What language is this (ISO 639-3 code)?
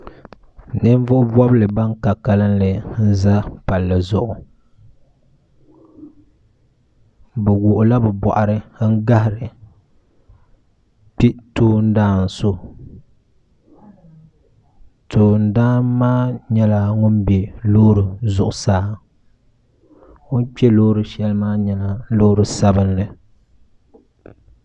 dag